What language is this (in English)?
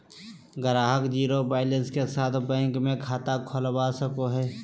Magahi